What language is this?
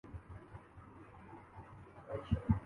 Urdu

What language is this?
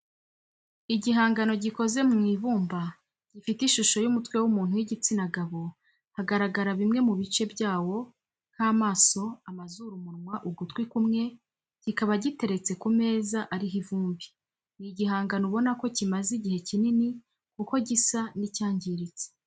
Kinyarwanda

